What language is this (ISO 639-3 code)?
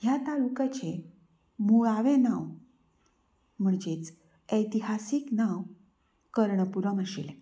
kok